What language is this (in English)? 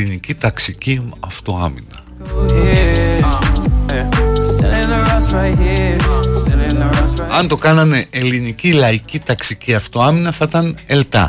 Greek